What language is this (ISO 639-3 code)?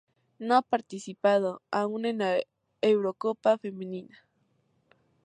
spa